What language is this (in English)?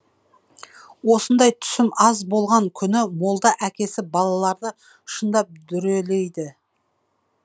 Kazakh